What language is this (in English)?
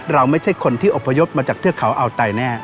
Thai